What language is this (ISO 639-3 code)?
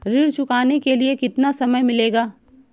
hin